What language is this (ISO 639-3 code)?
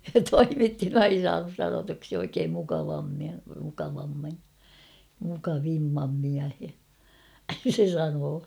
fin